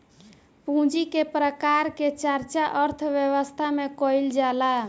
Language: Bhojpuri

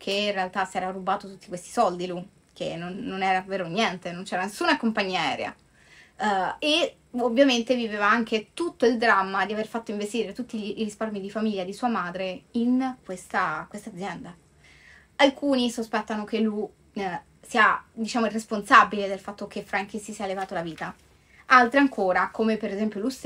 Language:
Italian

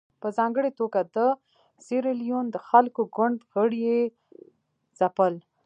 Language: Pashto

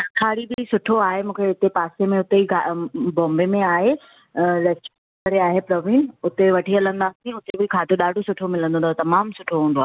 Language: Sindhi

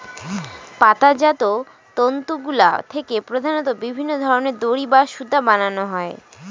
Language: Bangla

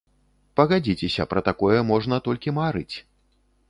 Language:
Belarusian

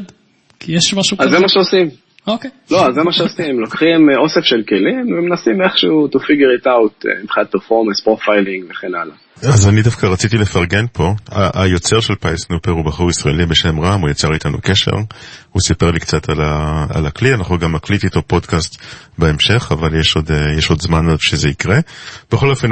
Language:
Hebrew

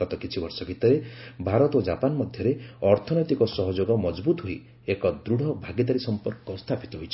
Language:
Odia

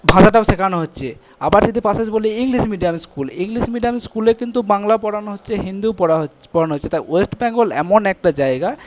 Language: Bangla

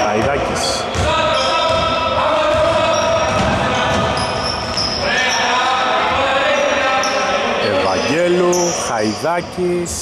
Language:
Greek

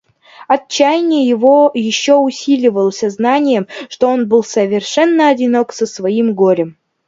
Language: Russian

